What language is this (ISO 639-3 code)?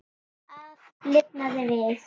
isl